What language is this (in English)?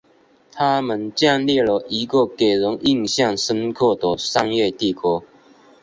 Chinese